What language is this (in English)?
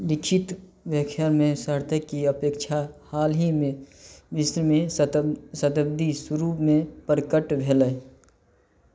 Maithili